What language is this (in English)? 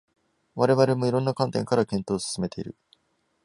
Japanese